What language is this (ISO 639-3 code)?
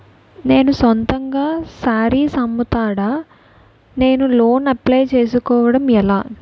tel